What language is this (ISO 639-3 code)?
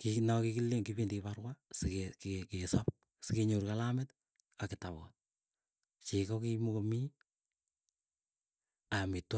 eyo